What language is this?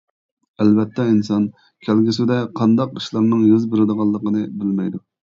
Uyghur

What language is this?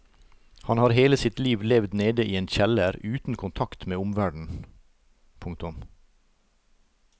Norwegian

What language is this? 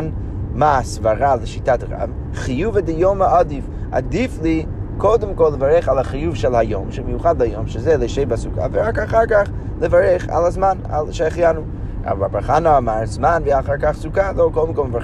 Hebrew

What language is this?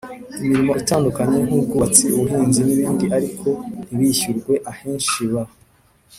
Kinyarwanda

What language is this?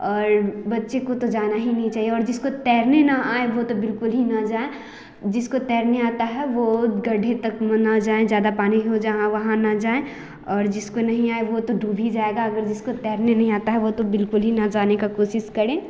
Hindi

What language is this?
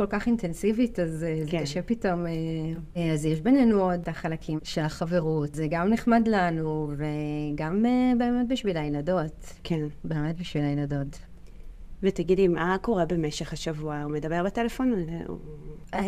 Hebrew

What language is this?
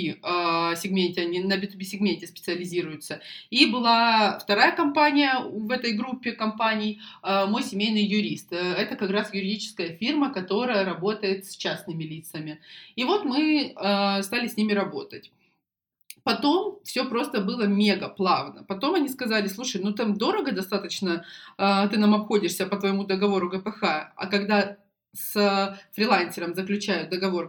Russian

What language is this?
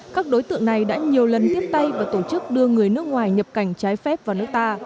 Vietnamese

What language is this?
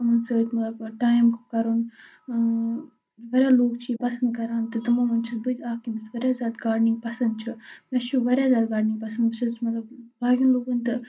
Kashmiri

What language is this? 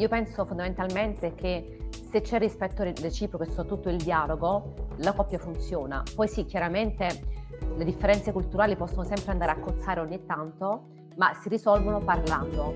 Italian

